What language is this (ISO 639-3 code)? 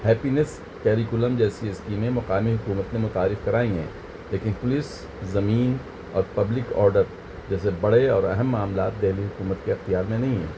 urd